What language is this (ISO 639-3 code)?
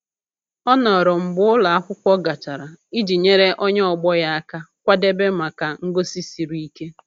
ibo